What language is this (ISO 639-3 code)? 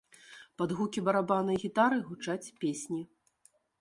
bel